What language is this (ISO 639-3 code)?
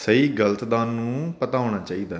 pan